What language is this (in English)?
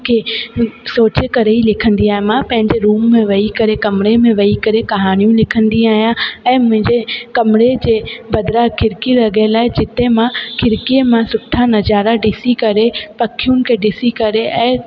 Sindhi